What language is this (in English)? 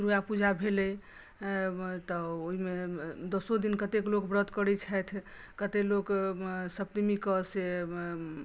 Maithili